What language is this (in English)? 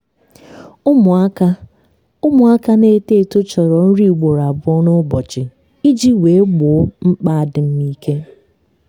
Igbo